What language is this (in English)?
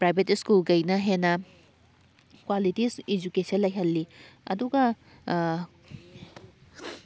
Manipuri